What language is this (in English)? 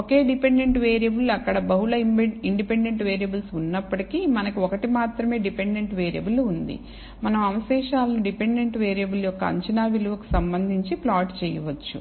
Telugu